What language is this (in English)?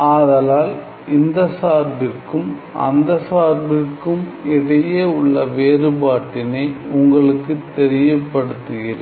Tamil